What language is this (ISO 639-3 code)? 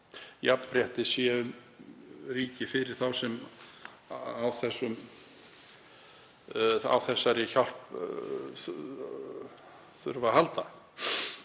isl